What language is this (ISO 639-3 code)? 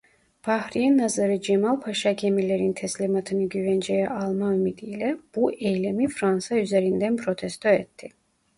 tur